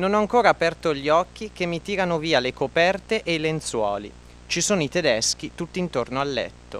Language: Italian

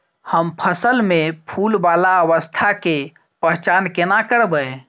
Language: Maithili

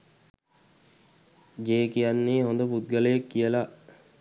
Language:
Sinhala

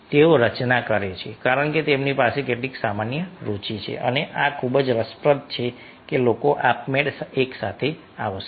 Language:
Gujarati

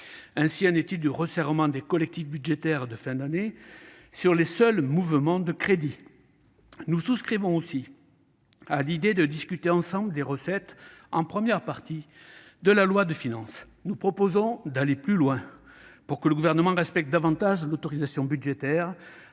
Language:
French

